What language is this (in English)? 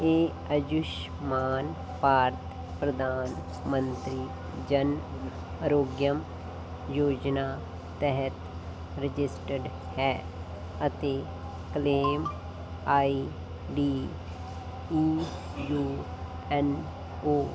Punjabi